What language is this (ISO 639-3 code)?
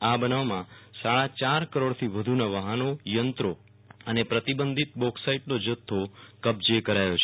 guj